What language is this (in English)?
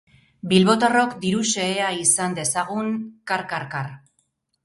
Basque